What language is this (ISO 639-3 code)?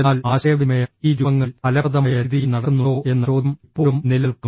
mal